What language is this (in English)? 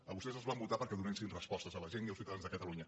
Catalan